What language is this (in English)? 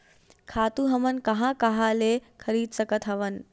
Chhattisgarhi